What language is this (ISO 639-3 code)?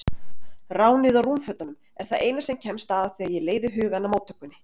isl